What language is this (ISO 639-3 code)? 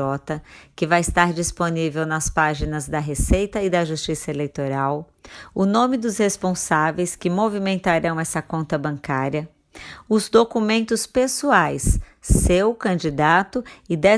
por